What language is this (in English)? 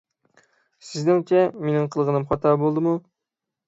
Uyghur